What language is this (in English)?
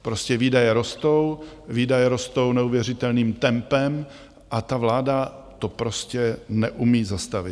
Czech